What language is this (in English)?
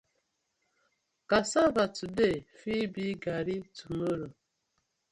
Nigerian Pidgin